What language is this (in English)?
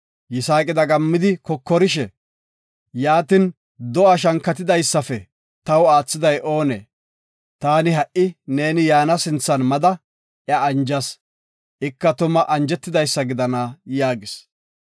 Gofa